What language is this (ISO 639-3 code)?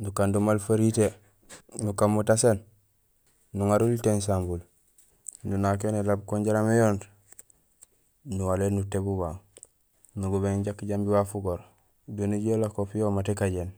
gsl